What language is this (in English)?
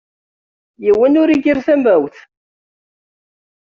Kabyle